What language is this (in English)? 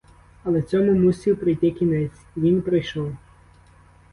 Ukrainian